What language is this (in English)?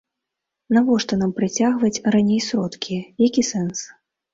Belarusian